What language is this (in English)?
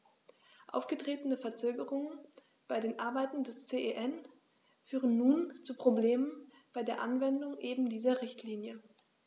German